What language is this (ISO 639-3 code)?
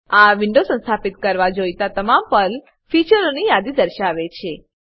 guj